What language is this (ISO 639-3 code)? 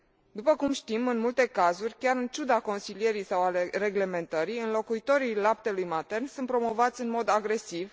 ron